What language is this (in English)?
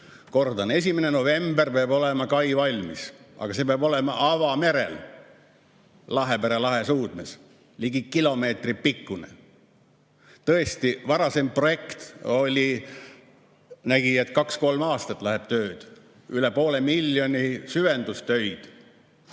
Estonian